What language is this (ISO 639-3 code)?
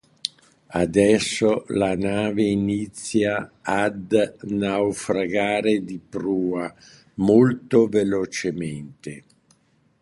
ita